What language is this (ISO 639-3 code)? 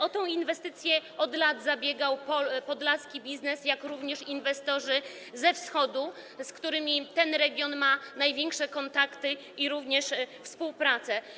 pol